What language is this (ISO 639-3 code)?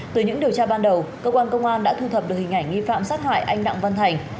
vie